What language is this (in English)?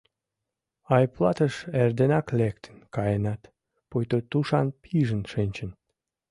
Mari